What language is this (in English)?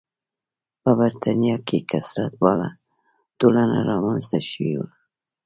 Pashto